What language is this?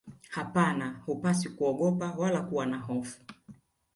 Swahili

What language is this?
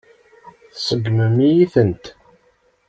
Kabyle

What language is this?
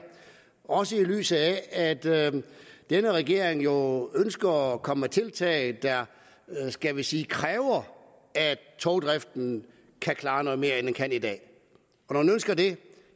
Danish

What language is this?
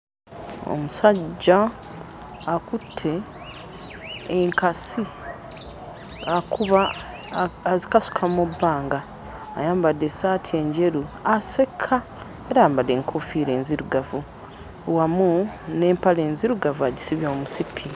Ganda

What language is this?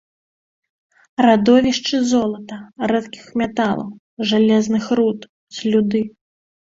Belarusian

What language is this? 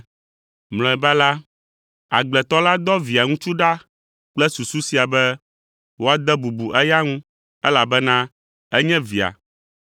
Ewe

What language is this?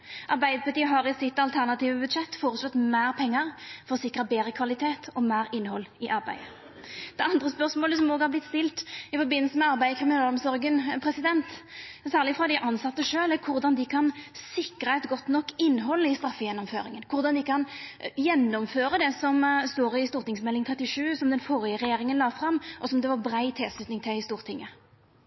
Norwegian Nynorsk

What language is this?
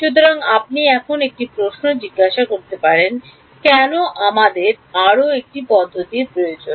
Bangla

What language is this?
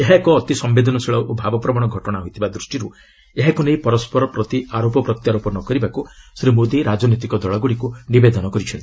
Odia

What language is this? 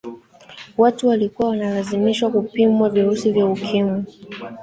Swahili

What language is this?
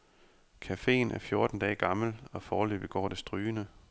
Danish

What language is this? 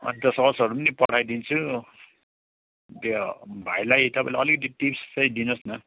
Nepali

